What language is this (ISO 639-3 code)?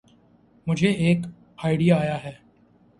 urd